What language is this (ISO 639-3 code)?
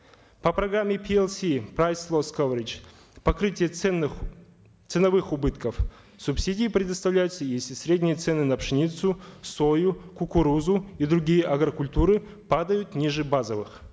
kaz